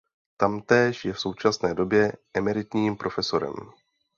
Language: Czech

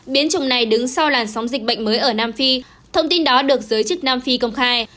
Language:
Vietnamese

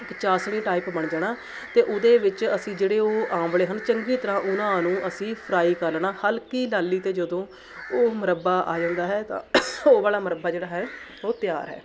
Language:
Punjabi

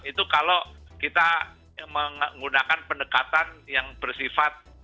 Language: Indonesian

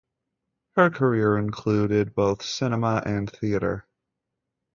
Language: English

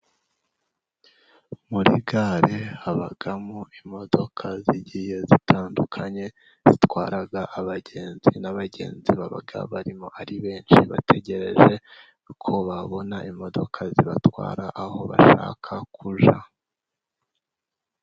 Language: Kinyarwanda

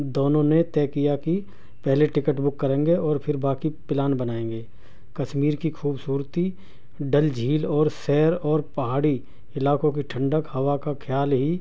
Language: Urdu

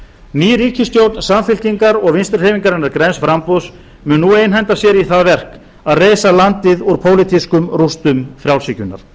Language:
Icelandic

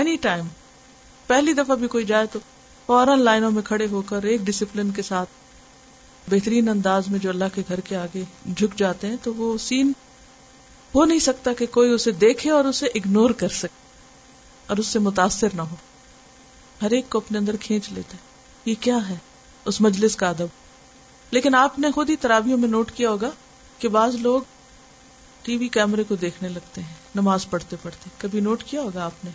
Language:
Urdu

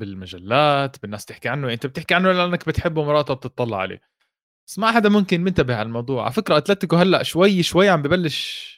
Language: Arabic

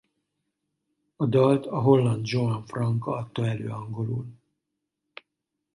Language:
Hungarian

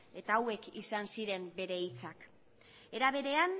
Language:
Basque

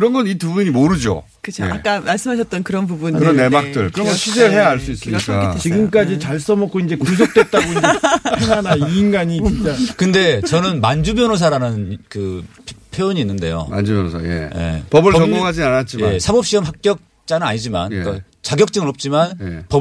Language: Korean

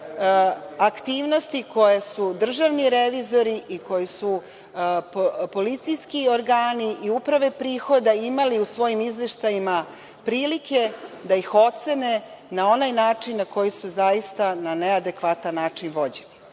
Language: Serbian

